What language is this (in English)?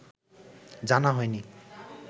Bangla